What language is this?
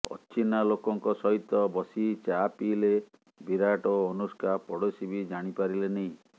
Odia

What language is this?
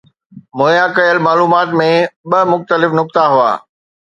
Sindhi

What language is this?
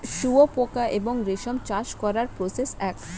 Bangla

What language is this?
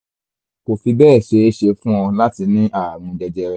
Yoruba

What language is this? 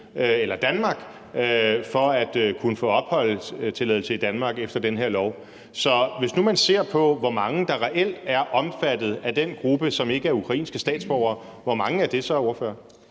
Danish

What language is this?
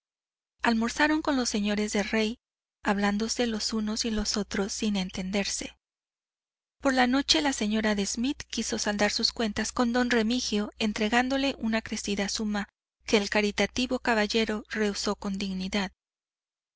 Spanish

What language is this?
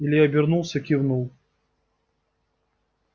Russian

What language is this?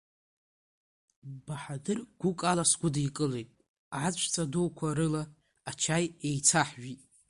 Abkhazian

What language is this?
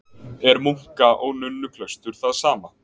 Icelandic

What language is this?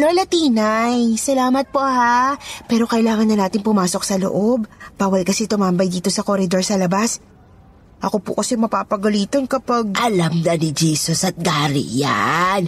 Filipino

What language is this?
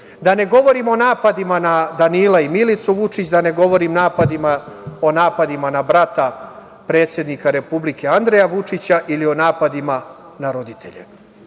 Serbian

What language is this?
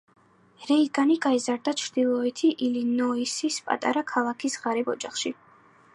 Georgian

